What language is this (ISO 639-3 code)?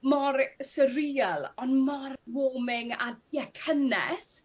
cym